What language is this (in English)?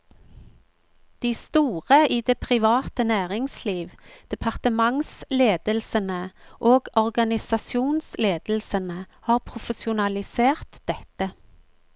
Norwegian